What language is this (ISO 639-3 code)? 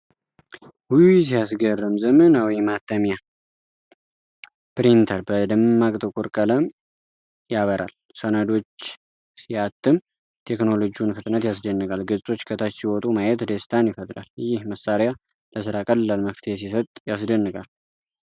amh